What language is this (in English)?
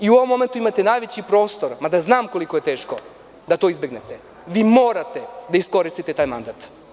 Serbian